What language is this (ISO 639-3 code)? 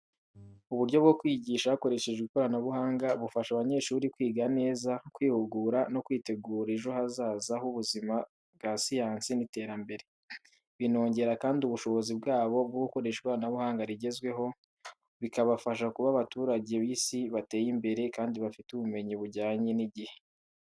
kin